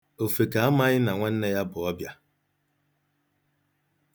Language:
Igbo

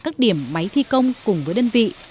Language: Vietnamese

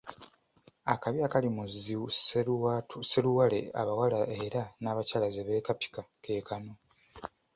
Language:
Ganda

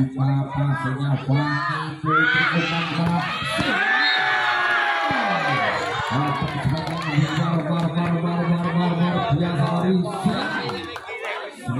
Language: Indonesian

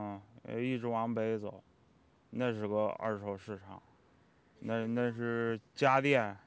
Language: Chinese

